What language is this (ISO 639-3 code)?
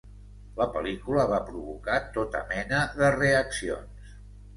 cat